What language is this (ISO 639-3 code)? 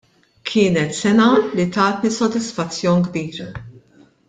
mlt